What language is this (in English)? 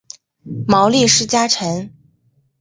Chinese